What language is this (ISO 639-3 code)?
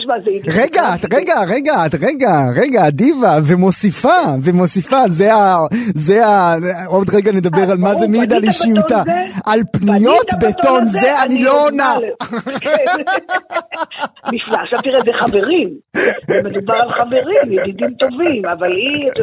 heb